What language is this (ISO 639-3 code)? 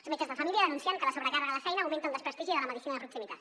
cat